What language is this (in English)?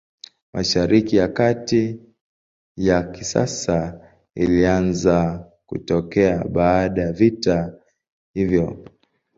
Swahili